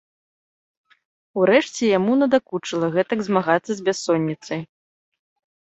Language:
Belarusian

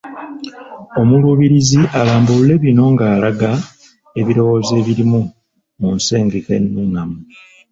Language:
Ganda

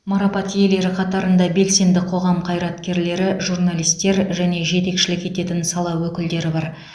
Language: Kazakh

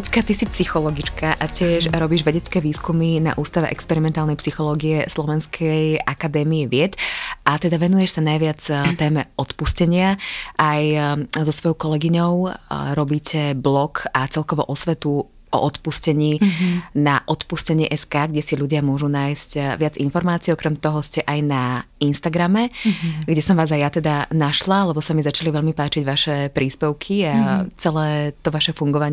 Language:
Slovak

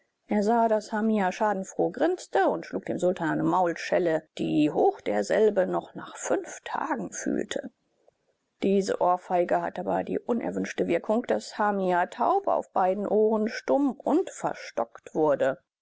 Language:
German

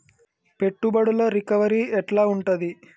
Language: Telugu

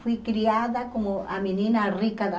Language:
Portuguese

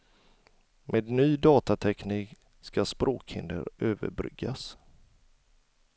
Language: Swedish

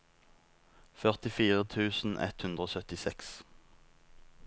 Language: Norwegian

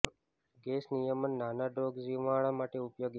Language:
Gujarati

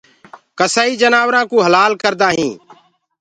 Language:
Gurgula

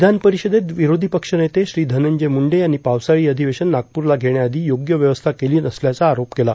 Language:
Marathi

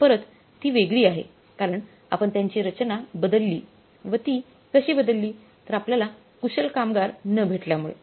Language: Marathi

